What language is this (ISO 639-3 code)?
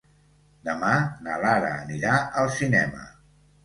cat